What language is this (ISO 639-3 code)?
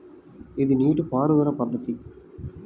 tel